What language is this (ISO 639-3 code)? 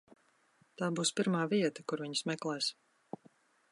lav